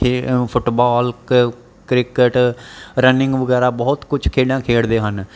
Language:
Punjabi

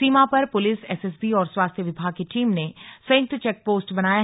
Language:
Hindi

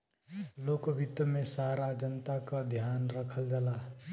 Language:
Bhojpuri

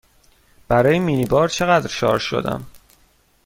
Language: Persian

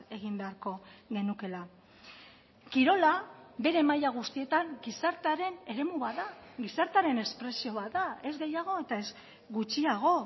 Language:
Basque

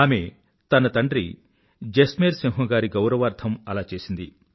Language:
Telugu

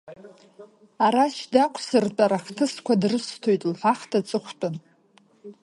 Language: Abkhazian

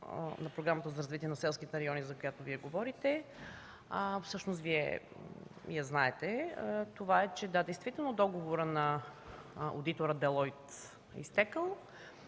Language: Bulgarian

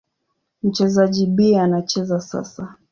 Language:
Swahili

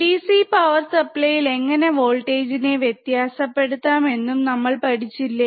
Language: Malayalam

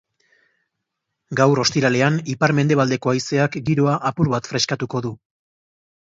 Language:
Basque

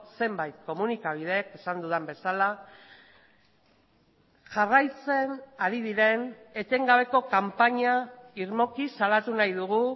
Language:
Basque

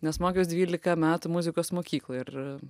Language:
Lithuanian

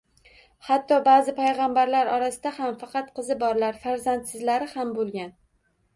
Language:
Uzbek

